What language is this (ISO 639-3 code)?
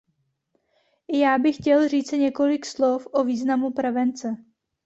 ces